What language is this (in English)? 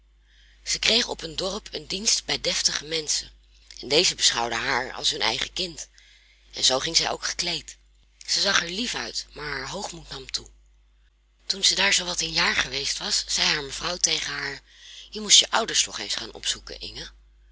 Dutch